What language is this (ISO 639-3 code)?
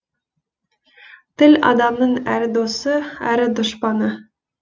kaz